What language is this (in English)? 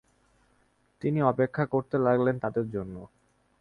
Bangla